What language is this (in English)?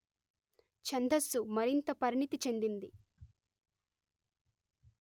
Telugu